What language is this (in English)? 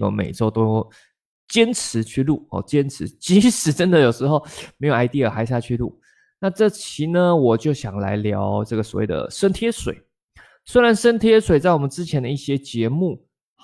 Chinese